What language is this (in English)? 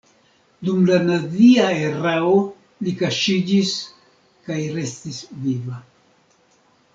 Esperanto